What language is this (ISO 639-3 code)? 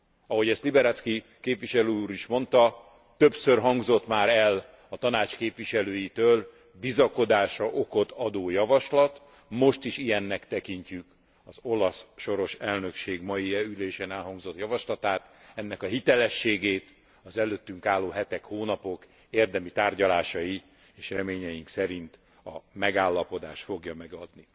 hun